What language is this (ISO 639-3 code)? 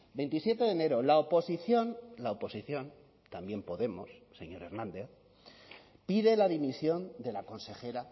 spa